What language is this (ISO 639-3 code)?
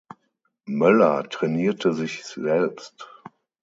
deu